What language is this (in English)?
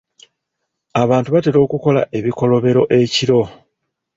Ganda